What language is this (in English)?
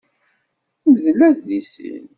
Kabyle